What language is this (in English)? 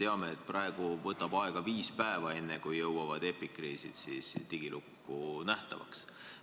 Estonian